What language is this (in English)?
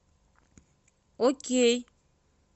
Russian